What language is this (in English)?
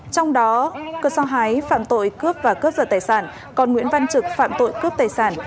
Vietnamese